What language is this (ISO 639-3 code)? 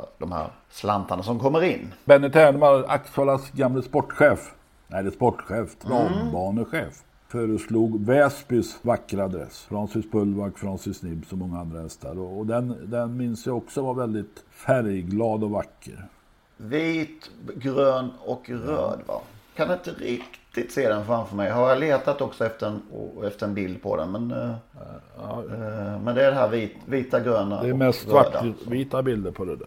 swe